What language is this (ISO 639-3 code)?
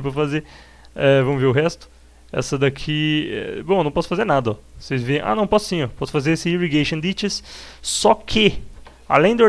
por